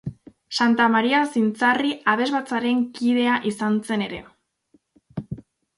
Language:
Basque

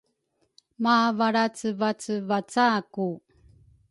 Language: Rukai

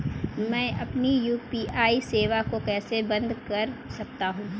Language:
Hindi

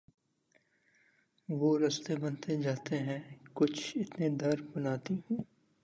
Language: Urdu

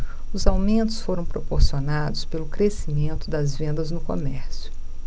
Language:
Portuguese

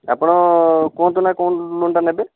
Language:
Odia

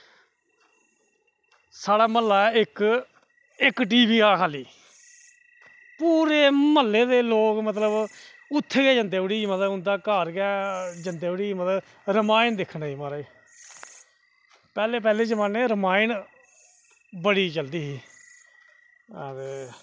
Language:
Dogri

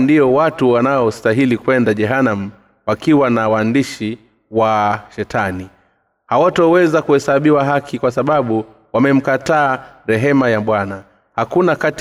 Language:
Swahili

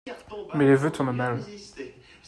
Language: French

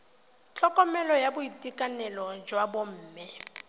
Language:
Tswana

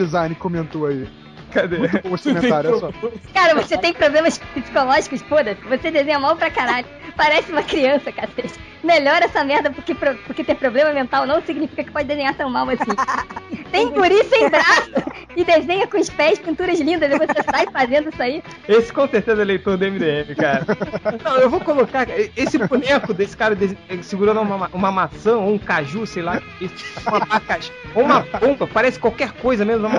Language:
Portuguese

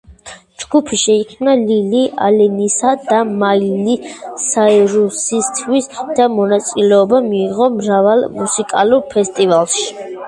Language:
Georgian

